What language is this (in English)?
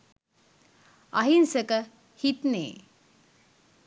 Sinhala